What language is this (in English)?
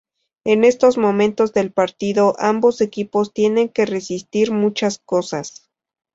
Spanish